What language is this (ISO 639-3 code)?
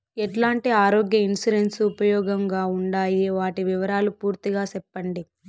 tel